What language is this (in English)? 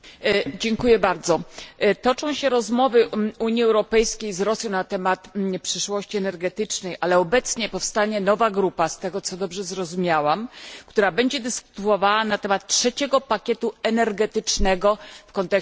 Polish